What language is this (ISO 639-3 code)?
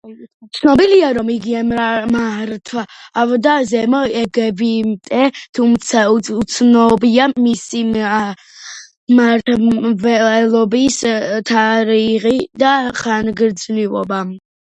kat